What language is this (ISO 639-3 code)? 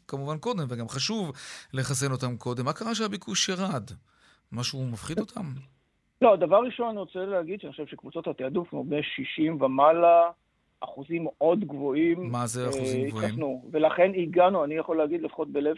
heb